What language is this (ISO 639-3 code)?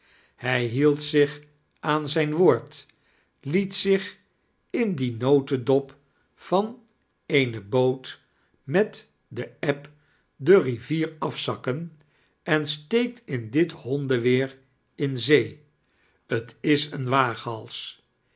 nld